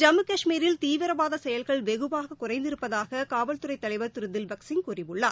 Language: Tamil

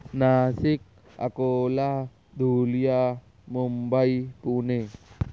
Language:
Urdu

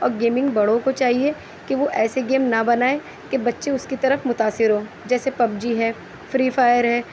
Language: Urdu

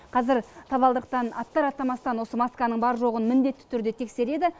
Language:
Kazakh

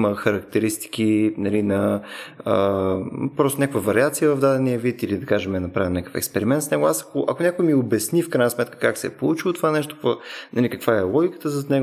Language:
Bulgarian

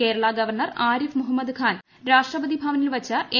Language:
Malayalam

